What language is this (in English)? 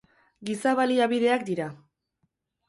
Basque